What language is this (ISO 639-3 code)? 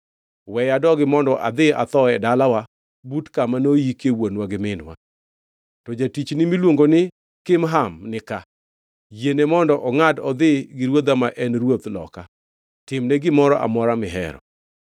luo